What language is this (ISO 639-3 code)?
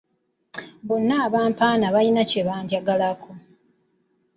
lug